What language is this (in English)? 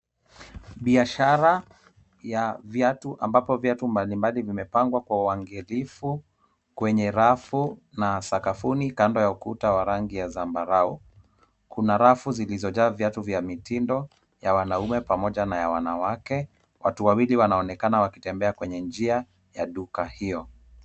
Swahili